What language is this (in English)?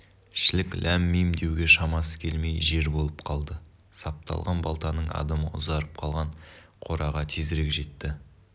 Kazakh